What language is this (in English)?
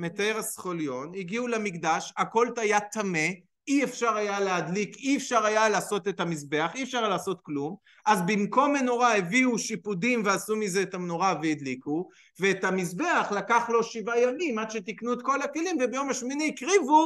Hebrew